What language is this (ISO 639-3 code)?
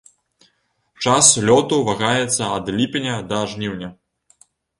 bel